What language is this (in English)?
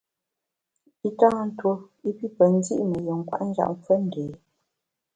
Bamun